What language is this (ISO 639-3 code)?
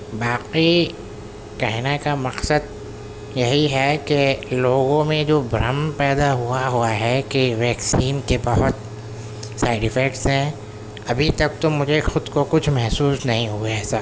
urd